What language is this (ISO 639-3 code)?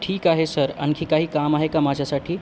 mar